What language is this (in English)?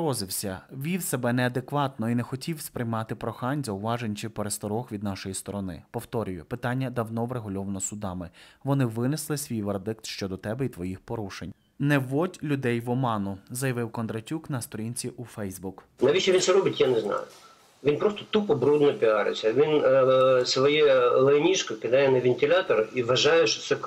Ukrainian